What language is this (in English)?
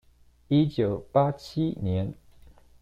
Chinese